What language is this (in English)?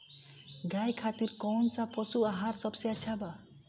Bhojpuri